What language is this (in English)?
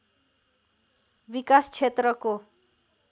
Nepali